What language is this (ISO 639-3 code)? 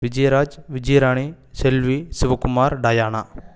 tam